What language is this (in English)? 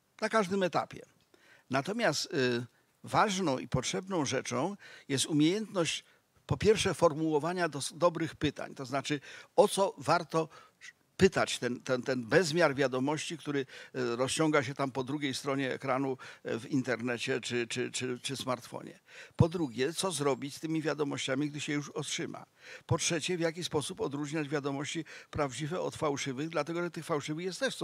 Polish